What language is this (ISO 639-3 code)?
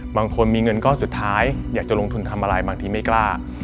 tha